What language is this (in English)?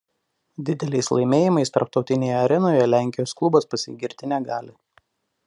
Lithuanian